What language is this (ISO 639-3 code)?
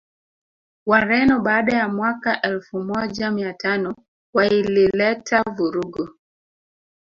swa